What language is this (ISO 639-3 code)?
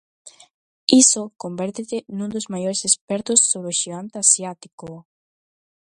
glg